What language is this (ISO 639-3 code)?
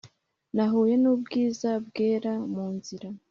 kin